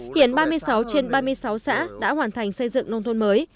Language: Vietnamese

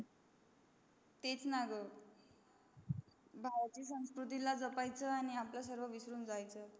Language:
Marathi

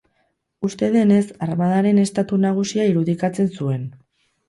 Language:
Basque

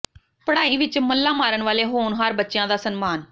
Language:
Punjabi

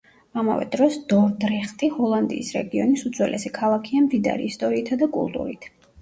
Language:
Georgian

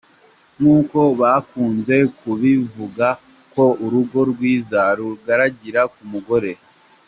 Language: Kinyarwanda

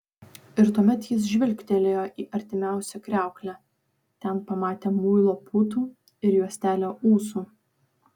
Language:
Lithuanian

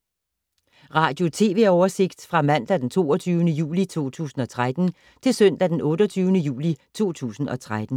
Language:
Danish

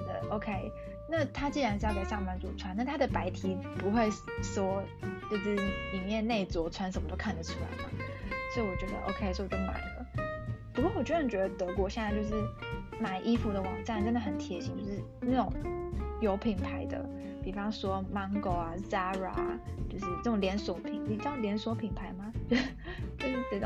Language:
Chinese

